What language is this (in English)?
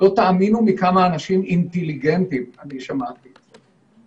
Hebrew